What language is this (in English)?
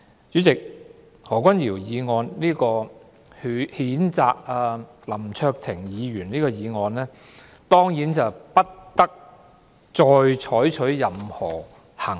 Cantonese